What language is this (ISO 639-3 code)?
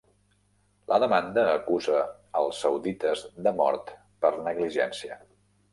cat